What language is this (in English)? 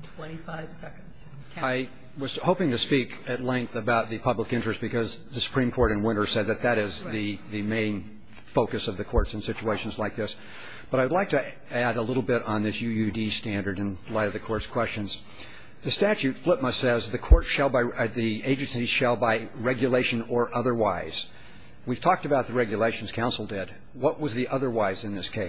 English